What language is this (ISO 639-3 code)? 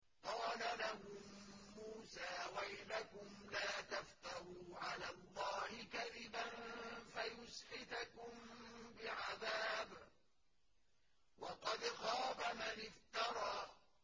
ara